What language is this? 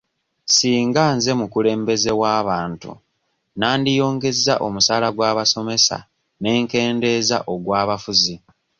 Ganda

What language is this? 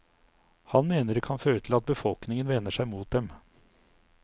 Norwegian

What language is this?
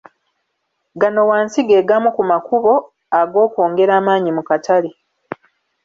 Ganda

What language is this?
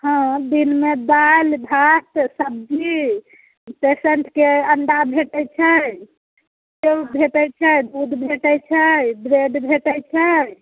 Maithili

